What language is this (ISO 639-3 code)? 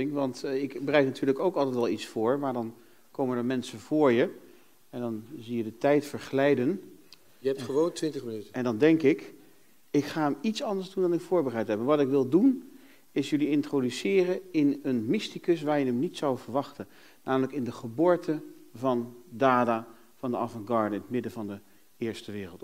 nld